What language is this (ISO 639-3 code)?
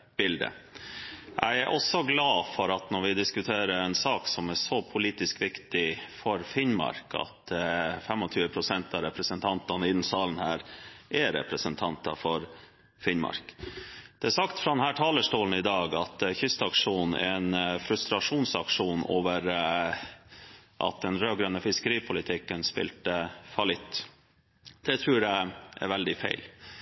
nor